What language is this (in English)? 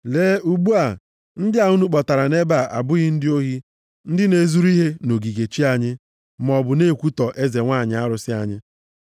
Igbo